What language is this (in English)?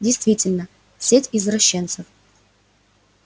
Russian